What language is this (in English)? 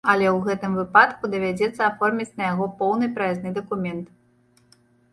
Belarusian